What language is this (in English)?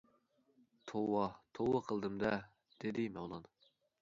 Uyghur